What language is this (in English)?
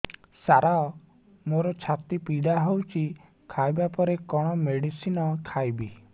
Odia